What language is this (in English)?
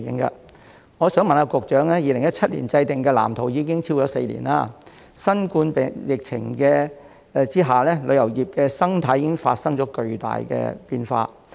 Cantonese